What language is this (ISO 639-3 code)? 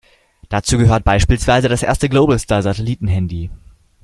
deu